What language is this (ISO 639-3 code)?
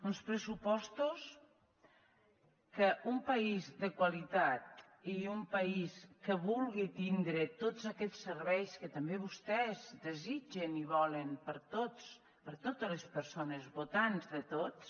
cat